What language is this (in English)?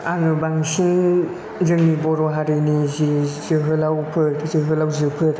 Bodo